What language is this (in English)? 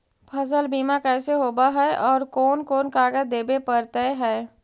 Magahi